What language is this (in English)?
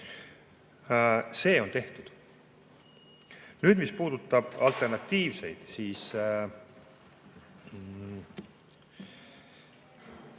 Estonian